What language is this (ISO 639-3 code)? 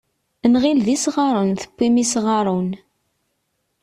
kab